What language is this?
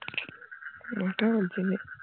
Bangla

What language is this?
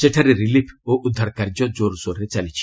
Odia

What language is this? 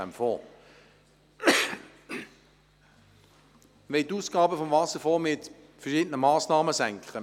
Swiss German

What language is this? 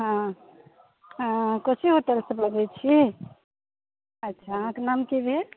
Maithili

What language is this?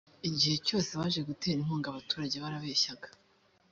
Kinyarwanda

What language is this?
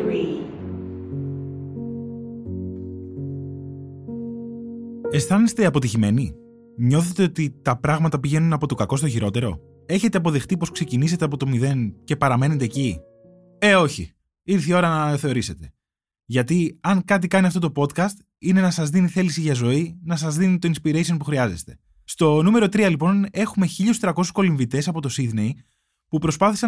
Greek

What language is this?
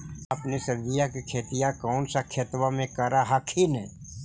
Magahi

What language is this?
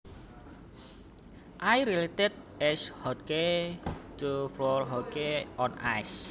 Javanese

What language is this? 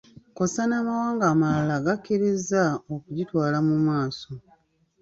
Ganda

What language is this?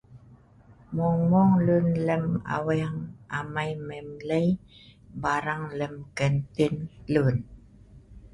Sa'ban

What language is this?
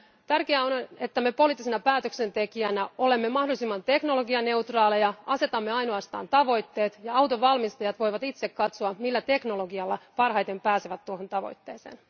Finnish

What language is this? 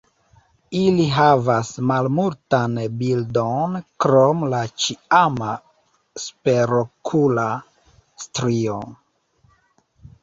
Esperanto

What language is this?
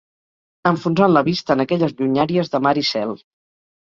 Catalan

